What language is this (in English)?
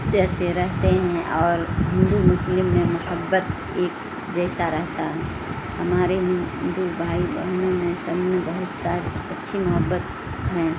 Urdu